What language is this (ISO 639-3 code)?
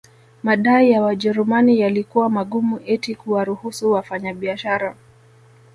swa